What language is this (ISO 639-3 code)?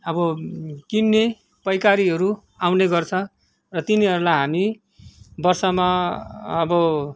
nep